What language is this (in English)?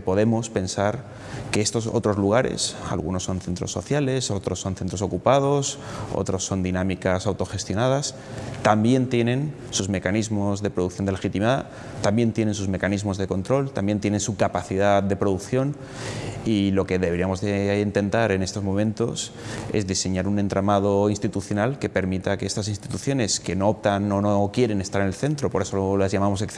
Spanish